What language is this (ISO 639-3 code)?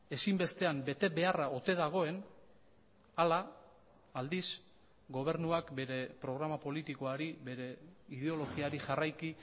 eus